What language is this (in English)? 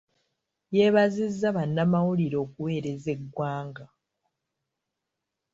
Ganda